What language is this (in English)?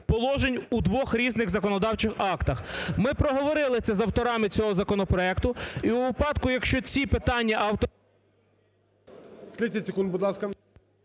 Ukrainian